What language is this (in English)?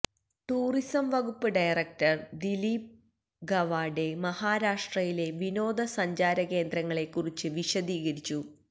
Malayalam